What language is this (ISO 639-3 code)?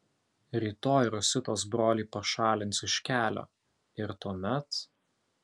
lit